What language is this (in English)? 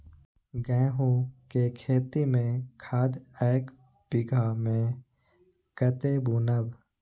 Maithili